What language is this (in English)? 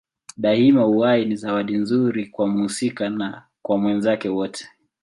Swahili